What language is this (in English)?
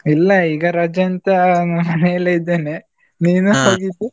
Kannada